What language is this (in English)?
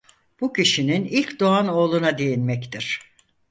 Turkish